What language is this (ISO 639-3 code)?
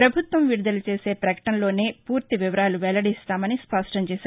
tel